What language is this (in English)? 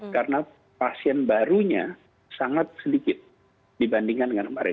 Indonesian